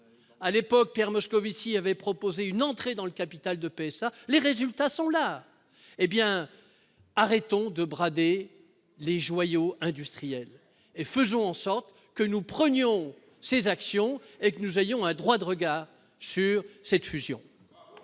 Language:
French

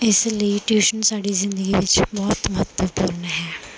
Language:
Punjabi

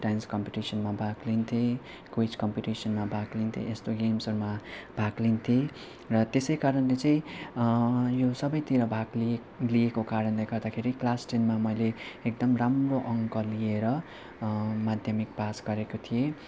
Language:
Nepali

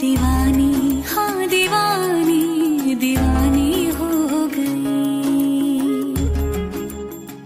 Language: Hindi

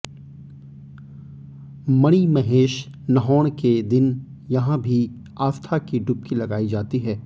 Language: Hindi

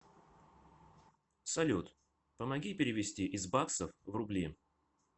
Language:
Russian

